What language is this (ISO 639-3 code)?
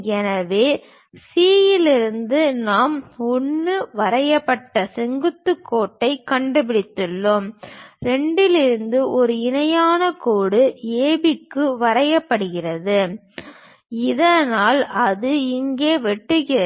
tam